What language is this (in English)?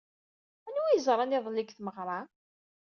Kabyle